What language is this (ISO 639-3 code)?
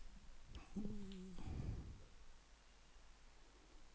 dan